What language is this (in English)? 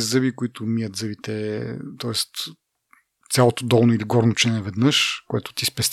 Bulgarian